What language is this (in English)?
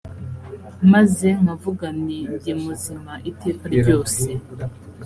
Kinyarwanda